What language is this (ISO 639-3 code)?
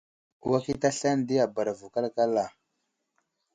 udl